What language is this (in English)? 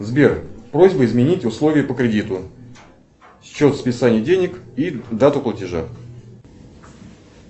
Russian